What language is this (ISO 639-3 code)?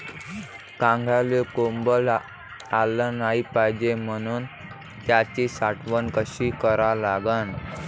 mar